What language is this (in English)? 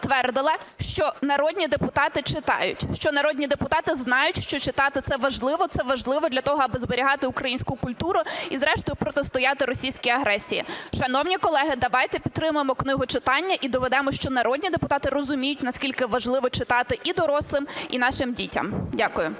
Ukrainian